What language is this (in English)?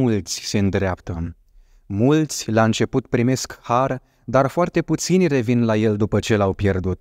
Romanian